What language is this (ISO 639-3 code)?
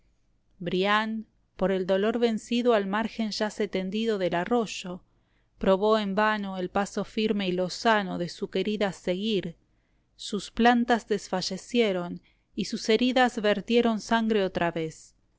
spa